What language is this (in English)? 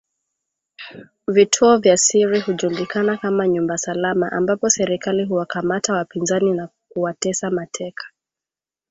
Swahili